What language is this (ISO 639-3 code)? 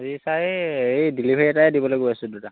asm